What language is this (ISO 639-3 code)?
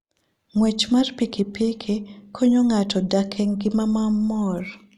luo